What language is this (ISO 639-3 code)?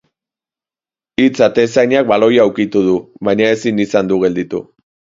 eus